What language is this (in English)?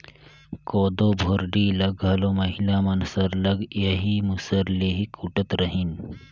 Chhattisgarhi